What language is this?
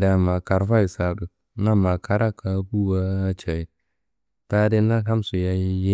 Kanembu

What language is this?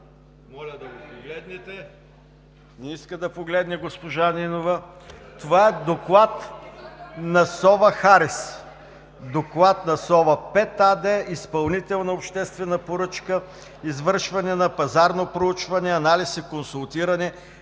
Bulgarian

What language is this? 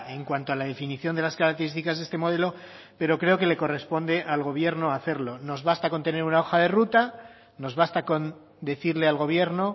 Spanish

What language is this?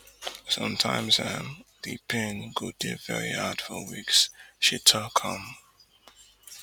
Nigerian Pidgin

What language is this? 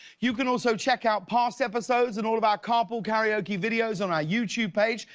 English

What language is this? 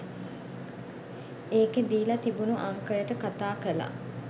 Sinhala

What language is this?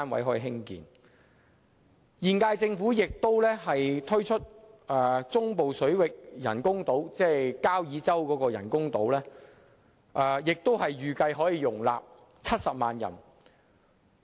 Cantonese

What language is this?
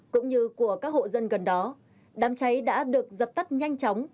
Vietnamese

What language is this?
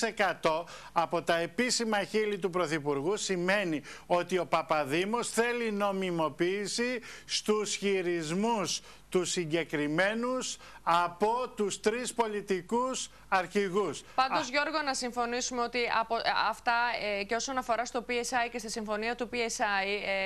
Greek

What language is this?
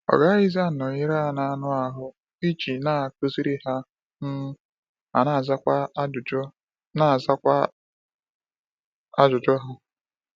Igbo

